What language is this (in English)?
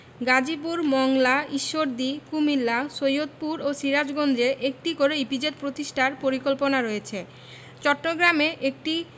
Bangla